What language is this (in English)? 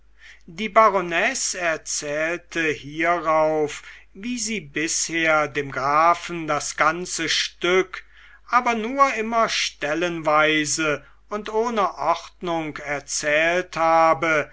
German